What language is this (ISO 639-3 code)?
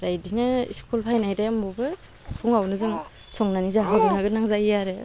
brx